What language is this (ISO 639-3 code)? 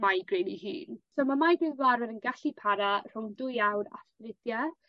cym